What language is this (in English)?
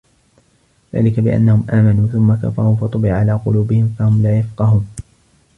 Arabic